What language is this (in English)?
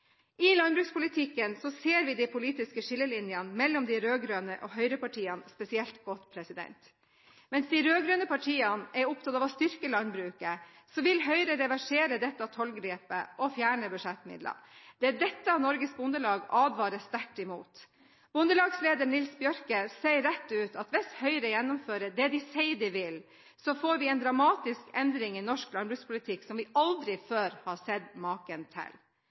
Norwegian Bokmål